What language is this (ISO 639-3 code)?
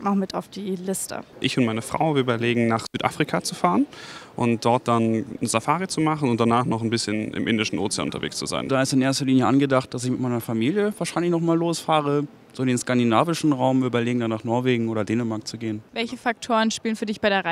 deu